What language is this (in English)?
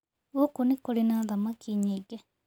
Kikuyu